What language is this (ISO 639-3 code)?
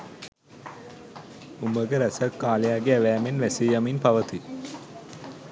sin